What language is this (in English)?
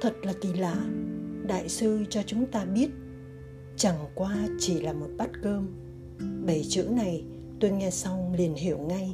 Vietnamese